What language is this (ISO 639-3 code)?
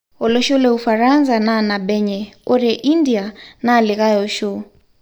mas